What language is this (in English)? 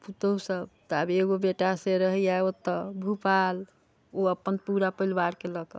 Maithili